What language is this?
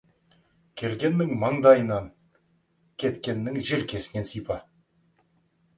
Kazakh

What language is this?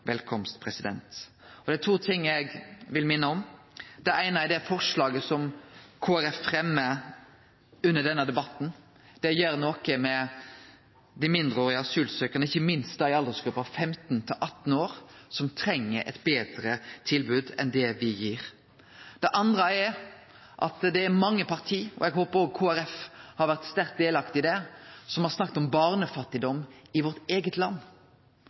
Norwegian Nynorsk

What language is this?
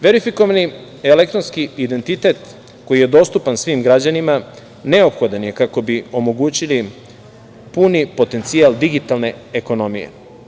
Serbian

